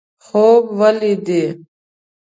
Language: Pashto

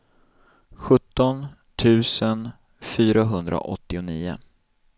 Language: Swedish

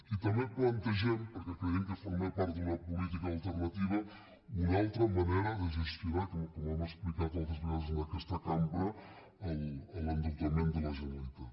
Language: Catalan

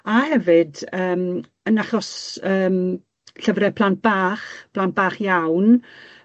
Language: Welsh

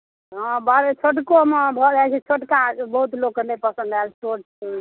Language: Maithili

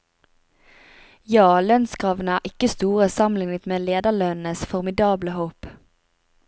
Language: Norwegian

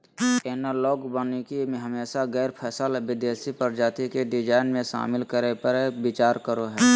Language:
Magahi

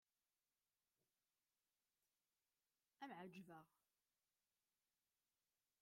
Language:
Kabyle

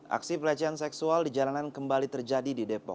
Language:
Indonesian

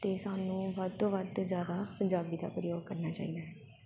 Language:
Punjabi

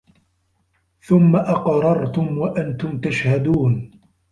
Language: Arabic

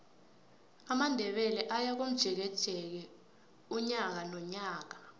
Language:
South Ndebele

